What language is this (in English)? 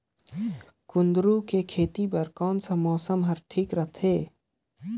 Chhattisgarhi